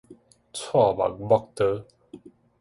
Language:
Min Nan Chinese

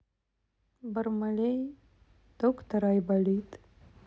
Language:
Russian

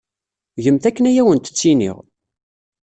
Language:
Kabyle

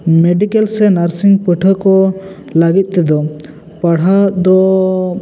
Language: Santali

